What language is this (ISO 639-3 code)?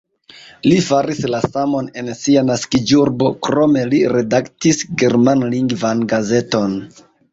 epo